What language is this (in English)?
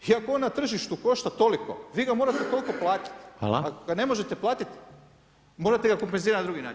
Croatian